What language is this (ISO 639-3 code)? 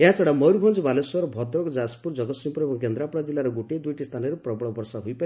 ori